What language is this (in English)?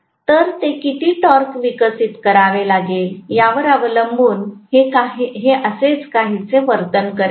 Marathi